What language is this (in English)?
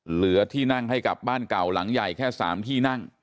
Thai